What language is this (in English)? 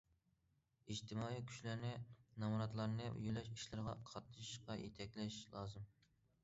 Uyghur